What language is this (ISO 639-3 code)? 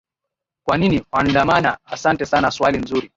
swa